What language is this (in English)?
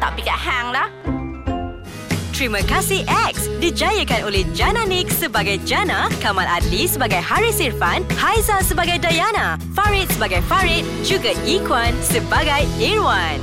Malay